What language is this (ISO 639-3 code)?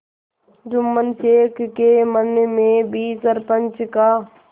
hin